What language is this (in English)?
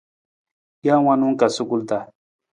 Nawdm